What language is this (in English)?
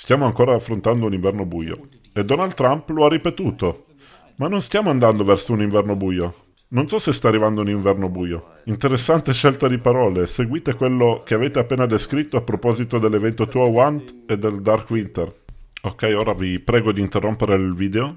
Italian